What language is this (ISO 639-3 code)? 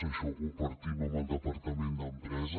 cat